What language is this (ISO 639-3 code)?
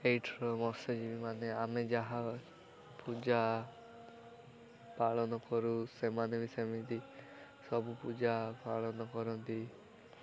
ori